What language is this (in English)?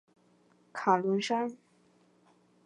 Chinese